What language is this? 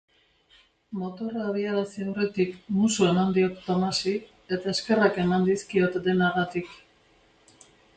Basque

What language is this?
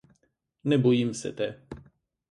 Slovenian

